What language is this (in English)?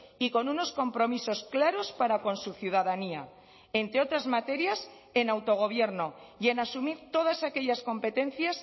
Spanish